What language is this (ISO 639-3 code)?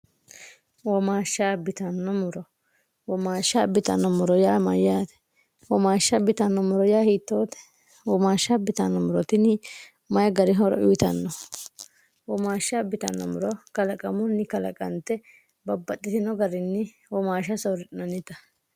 sid